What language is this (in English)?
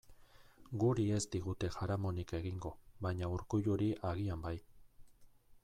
Basque